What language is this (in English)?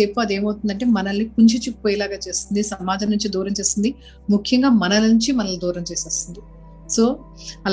Telugu